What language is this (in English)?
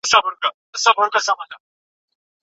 Pashto